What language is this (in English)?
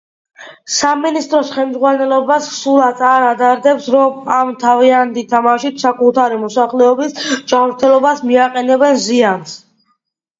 Georgian